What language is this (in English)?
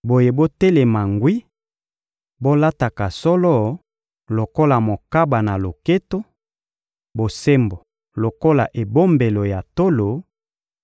Lingala